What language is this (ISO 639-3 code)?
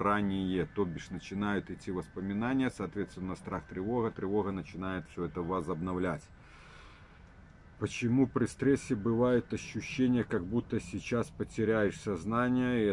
rus